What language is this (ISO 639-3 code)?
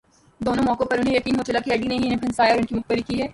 urd